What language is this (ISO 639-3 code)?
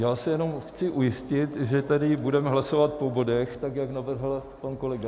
ces